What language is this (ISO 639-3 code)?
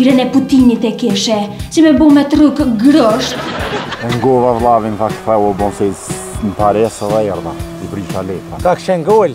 ron